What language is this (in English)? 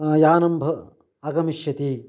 Sanskrit